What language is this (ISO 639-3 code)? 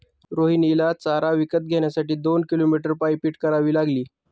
mar